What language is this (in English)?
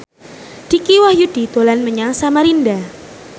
Javanese